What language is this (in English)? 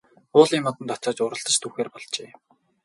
Mongolian